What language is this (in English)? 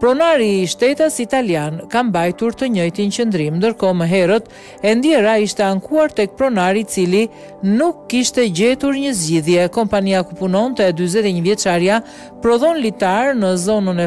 Romanian